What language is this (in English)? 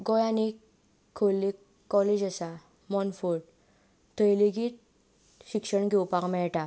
Konkani